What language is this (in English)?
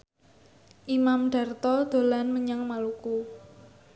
Javanese